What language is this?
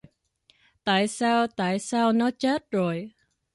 Vietnamese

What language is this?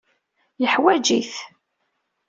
Kabyle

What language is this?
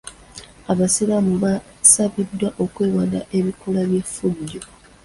Ganda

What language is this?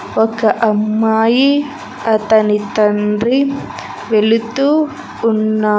Telugu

